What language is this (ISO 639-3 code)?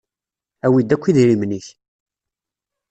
kab